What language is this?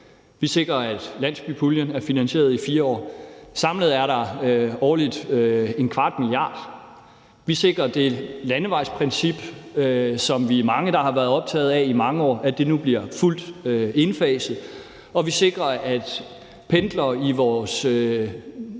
Danish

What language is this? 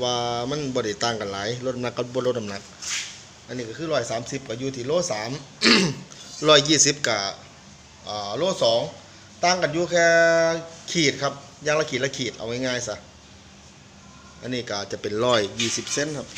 Thai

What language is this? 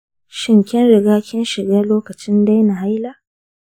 Hausa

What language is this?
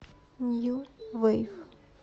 Russian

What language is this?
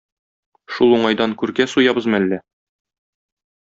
Tatar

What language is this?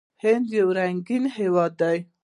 Pashto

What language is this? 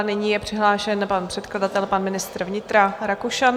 Czech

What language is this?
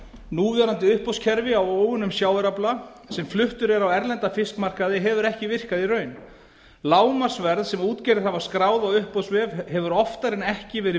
Icelandic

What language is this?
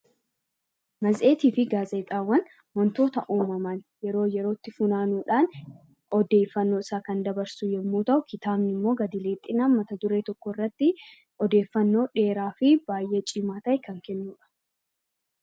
Oromo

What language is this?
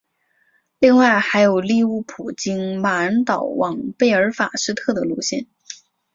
Chinese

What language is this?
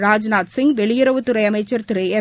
Tamil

